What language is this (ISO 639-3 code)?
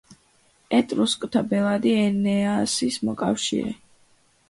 kat